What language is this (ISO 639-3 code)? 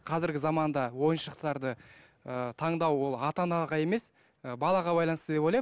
kaz